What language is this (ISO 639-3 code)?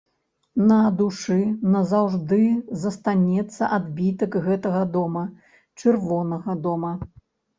bel